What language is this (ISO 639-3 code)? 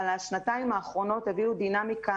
heb